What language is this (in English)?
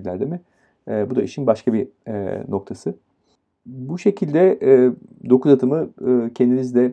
Turkish